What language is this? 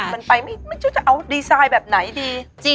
Thai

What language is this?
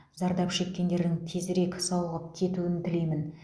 Kazakh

